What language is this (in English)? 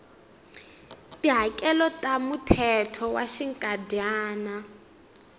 Tsonga